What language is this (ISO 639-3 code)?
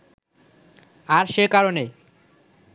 ben